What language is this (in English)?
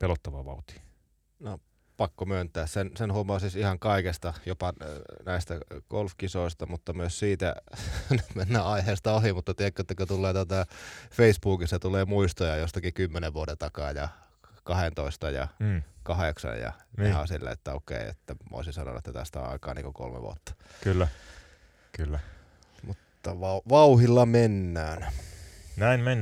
Finnish